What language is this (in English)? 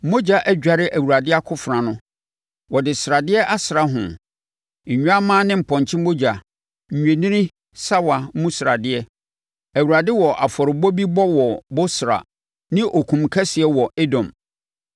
Akan